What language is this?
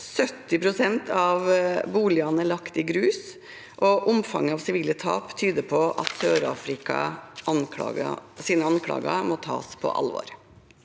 Norwegian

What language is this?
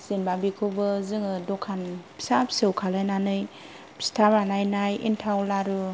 Bodo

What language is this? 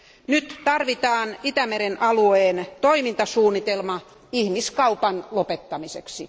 Finnish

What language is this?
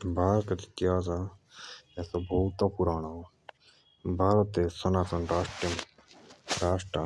Jaunsari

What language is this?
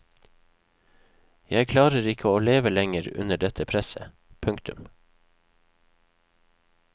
Norwegian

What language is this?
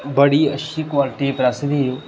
Dogri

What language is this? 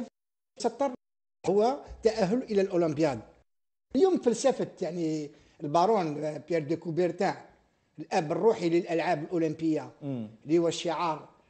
Arabic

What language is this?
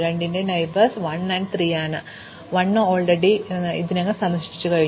Malayalam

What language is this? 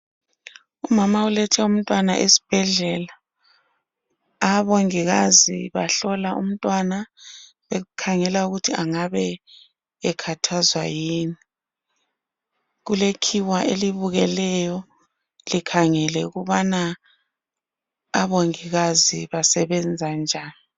North Ndebele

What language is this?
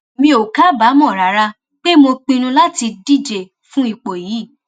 Yoruba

